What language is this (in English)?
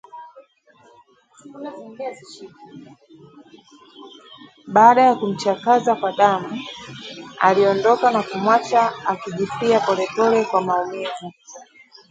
Swahili